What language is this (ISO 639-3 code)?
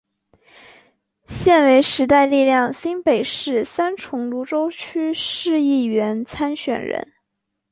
zho